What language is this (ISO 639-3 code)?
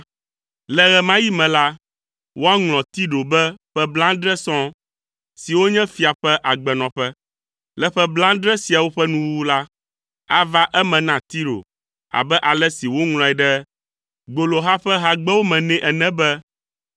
ewe